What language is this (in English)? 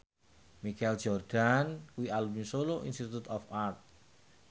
Javanese